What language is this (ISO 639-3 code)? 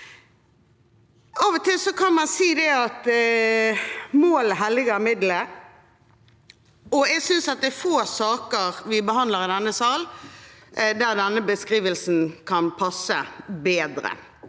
nor